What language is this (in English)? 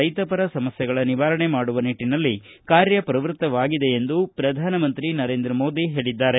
Kannada